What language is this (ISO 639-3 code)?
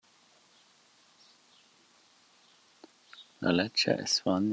roh